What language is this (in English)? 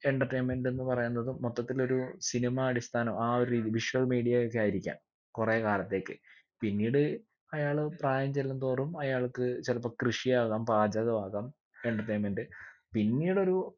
Malayalam